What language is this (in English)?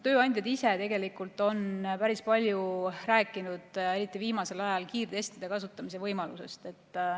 Estonian